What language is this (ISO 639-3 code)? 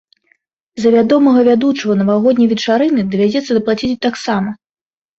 bel